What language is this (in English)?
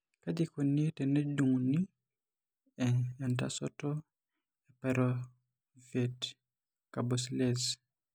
Masai